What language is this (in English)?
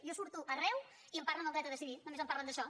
Catalan